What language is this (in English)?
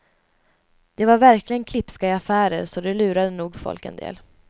Swedish